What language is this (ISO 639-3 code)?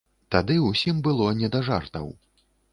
bel